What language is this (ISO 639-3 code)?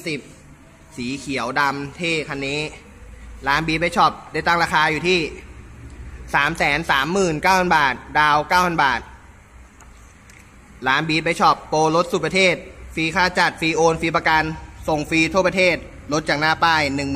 tha